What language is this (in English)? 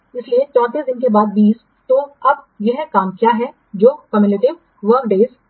Hindi